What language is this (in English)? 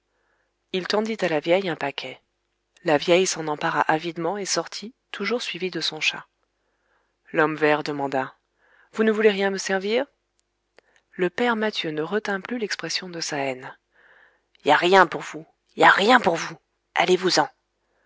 French